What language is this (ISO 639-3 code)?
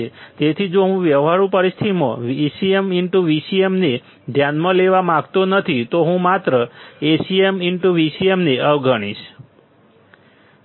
guj